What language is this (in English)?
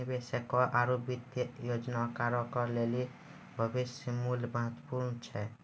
Maithili